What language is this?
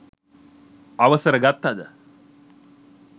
Sinhala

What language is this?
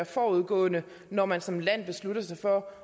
Danish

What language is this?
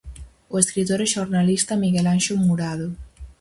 Galician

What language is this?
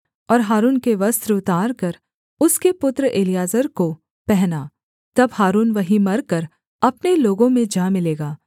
Hindi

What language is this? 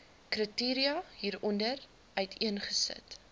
Afrikaans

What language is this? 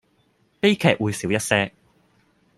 Cantonese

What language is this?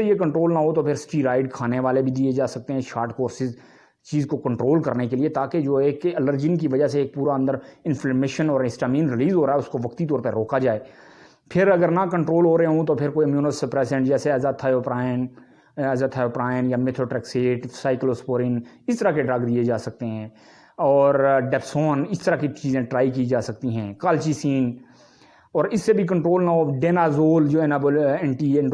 Urdu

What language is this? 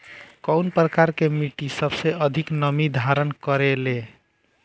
Bhojpuri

